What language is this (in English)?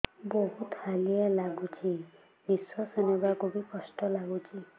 Odia